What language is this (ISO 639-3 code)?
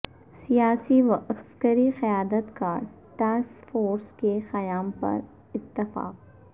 urd